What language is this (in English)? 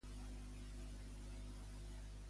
Catalan